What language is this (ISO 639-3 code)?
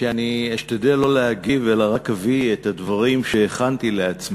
heb